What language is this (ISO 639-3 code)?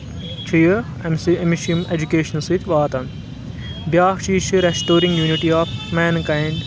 kas